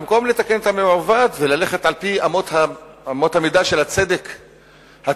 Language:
Hebrew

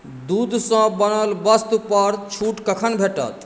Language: Maithili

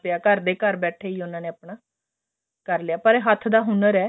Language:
Punjabi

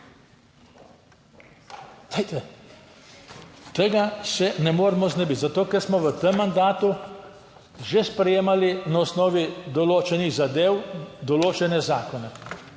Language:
Slovenian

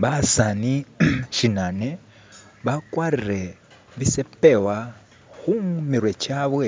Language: Masaaba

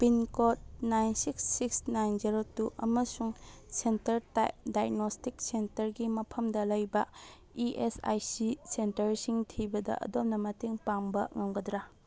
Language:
Manipuri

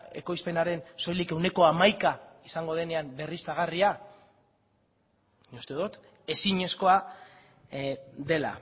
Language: Basque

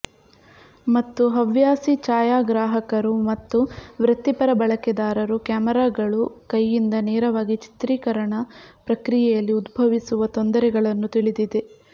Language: Kannada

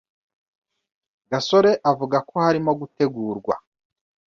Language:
Kinyarwanda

